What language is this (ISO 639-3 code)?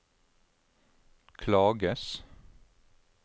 nor